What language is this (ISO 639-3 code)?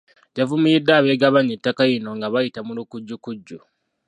lug